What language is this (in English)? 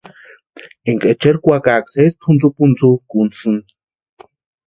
Western Highland Purepecha